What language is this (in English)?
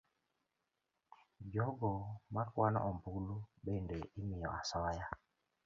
Luo (Kenya and Tanzania)